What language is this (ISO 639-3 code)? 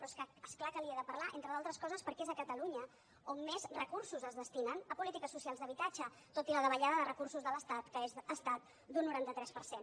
cat